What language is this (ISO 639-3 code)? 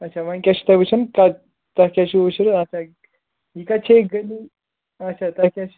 kas